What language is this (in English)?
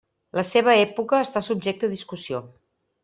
Catalan